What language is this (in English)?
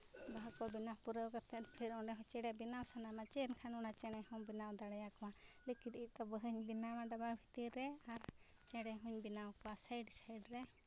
Santali